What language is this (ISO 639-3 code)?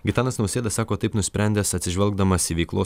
lit